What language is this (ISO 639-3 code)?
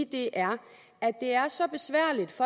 dan